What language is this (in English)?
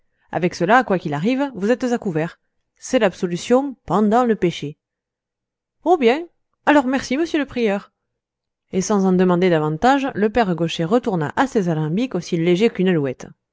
French